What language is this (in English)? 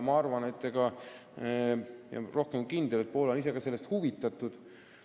Estonian